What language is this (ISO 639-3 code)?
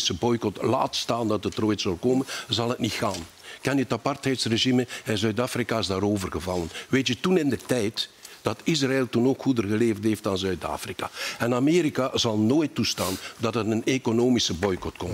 nld